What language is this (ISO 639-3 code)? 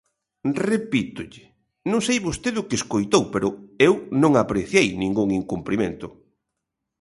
glg